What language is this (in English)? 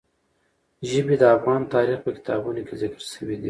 Pashto